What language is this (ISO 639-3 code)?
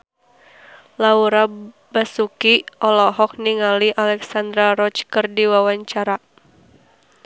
sun